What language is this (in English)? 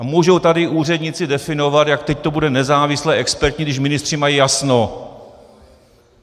Czech